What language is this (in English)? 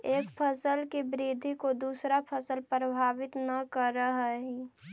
Magahi